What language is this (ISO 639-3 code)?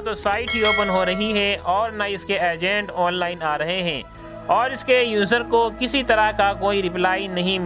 hin